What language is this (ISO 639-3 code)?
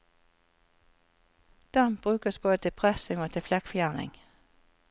nor